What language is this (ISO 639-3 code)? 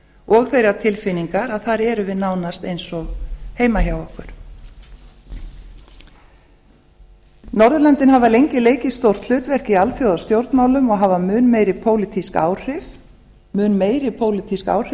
isl